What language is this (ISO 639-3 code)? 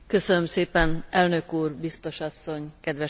hun